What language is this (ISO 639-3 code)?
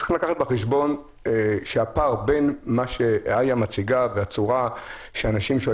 heb